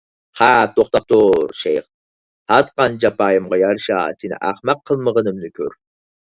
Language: Uyghur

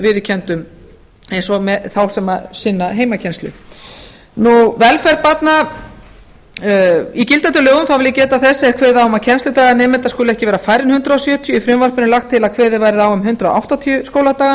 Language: Icelandic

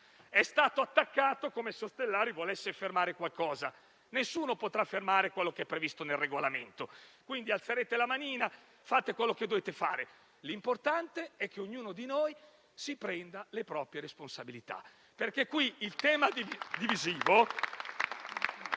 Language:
Italian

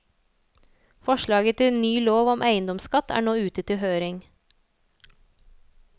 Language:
Norwegian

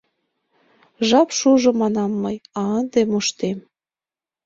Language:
Mari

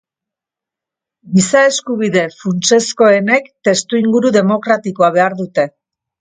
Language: Basque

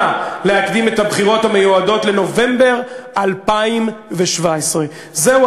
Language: Hebrew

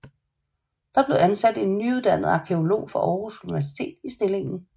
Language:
Danish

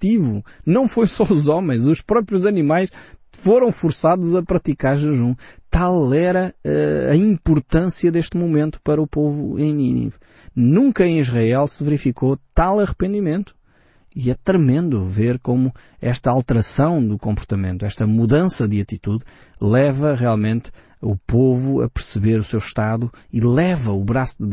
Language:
Portuguese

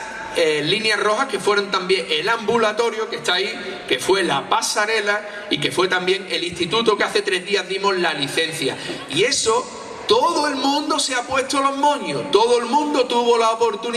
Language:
Spanish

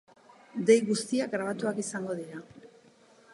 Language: Basque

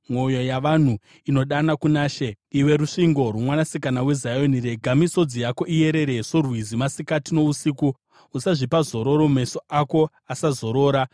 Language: Shona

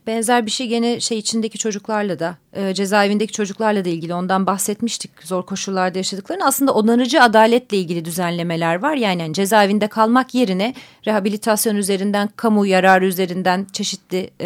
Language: Turkish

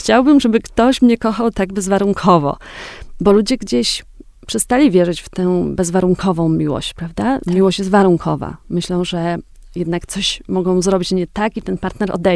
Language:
Polish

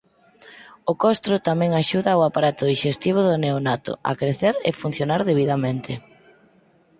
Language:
Galician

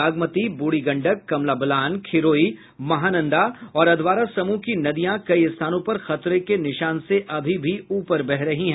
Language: Hindi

